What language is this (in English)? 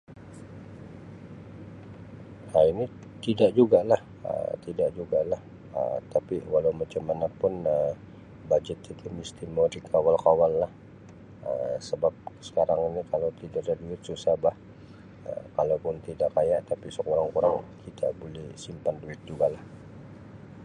Sabah Malay